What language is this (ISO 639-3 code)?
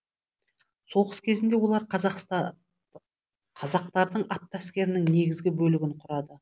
kaz